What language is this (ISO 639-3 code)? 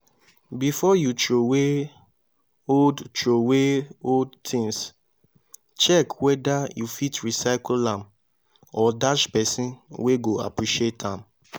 pcm